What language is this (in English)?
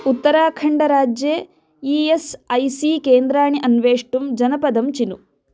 Sanskrit